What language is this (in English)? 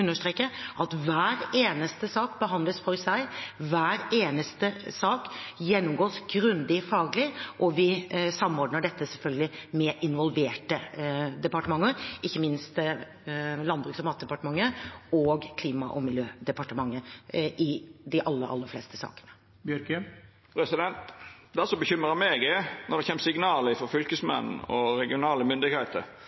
Norwegian